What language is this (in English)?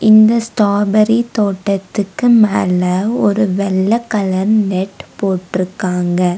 Tamil